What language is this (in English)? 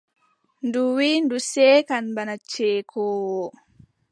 Adamawa Fulfulde